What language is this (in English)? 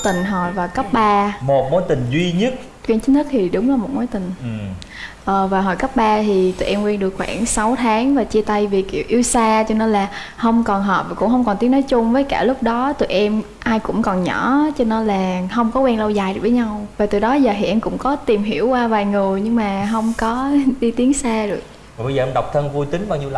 Vietnamese